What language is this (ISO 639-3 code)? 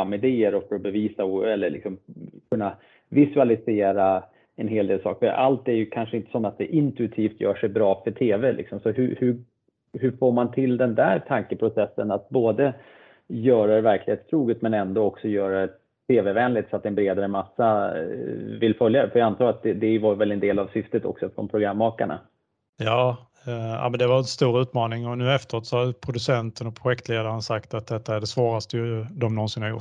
swe